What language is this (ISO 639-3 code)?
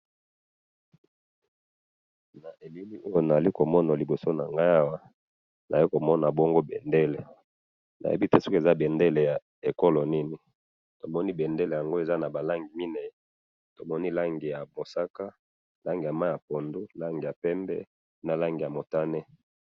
lin